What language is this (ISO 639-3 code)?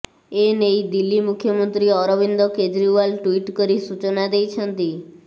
ori